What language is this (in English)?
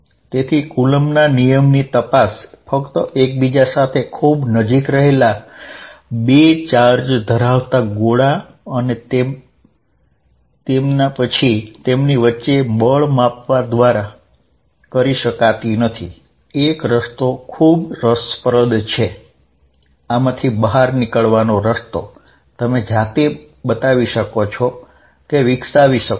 Gujarati